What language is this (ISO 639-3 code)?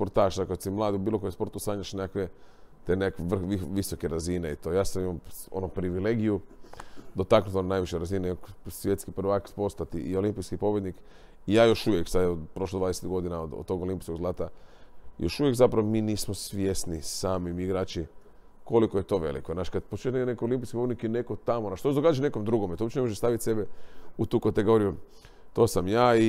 hrv